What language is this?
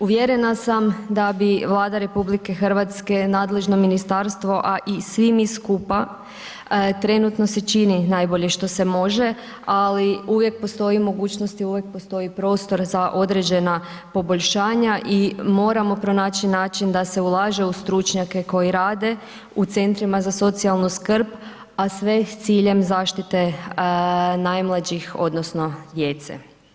Croatian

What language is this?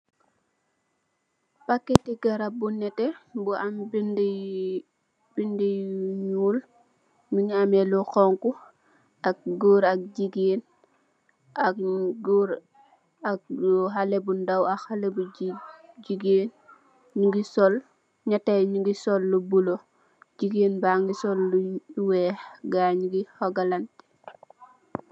Wolof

